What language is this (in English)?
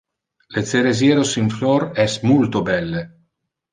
Interlingua